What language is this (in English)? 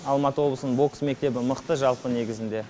Kazakh